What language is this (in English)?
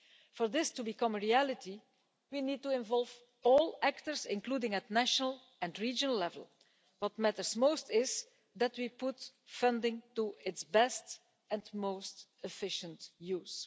English